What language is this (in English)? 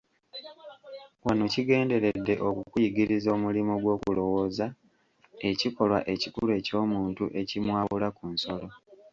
Ganda